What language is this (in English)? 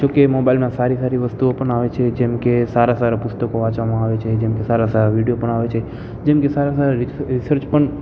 Gujarati